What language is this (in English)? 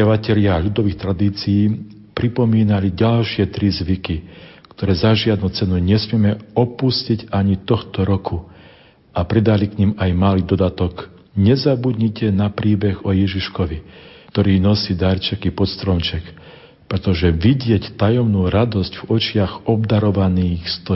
Slovak